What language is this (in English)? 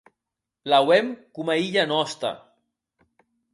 Occitan